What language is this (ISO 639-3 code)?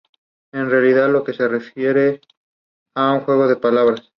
spa